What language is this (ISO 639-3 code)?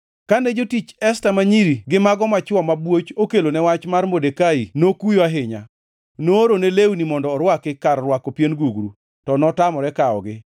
luo